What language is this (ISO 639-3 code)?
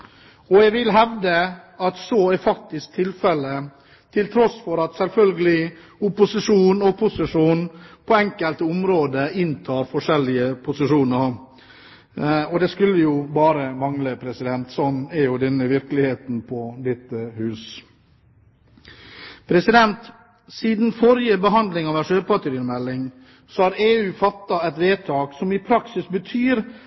nob